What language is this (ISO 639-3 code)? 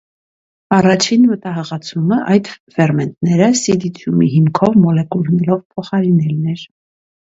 hye